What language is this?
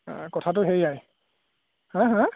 Assamese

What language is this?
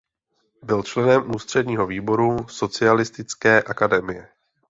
Czech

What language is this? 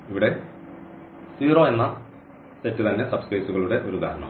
Malayalam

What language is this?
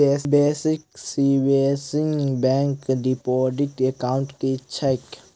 Maithili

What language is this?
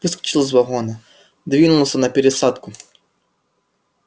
Russian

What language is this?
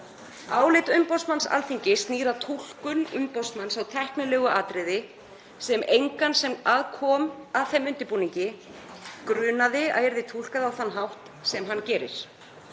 Icelandic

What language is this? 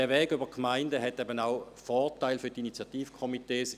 Swiss German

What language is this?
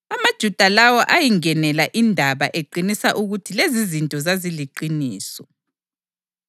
North Ndebele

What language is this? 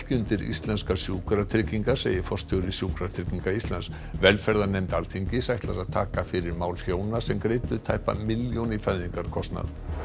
Icelandic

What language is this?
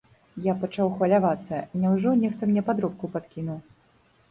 Belarusian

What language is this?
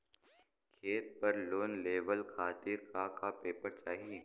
Bhojpuri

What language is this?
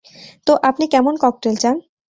Bangla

